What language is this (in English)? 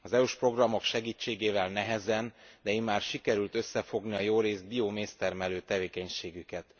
Hungarian